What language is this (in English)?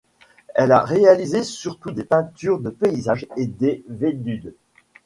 French